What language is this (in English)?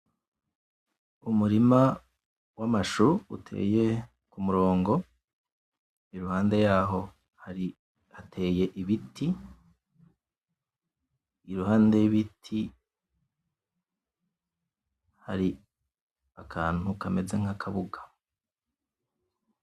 Rundi